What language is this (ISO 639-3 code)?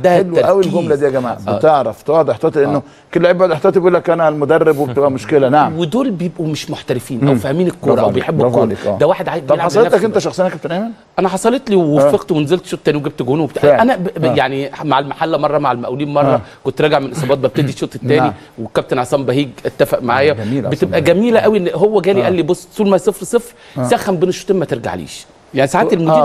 ara